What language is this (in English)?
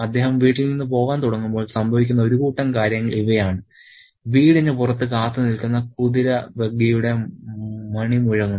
Malayalam